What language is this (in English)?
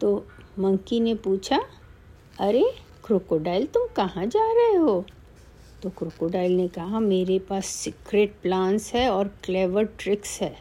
Hindi